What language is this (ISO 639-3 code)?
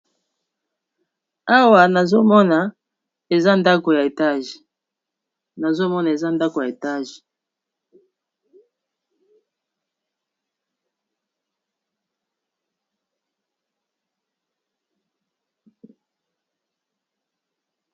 lin